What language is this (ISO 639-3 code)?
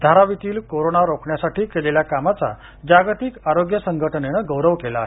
mar